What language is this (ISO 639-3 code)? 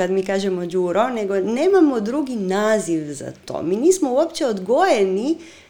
hrv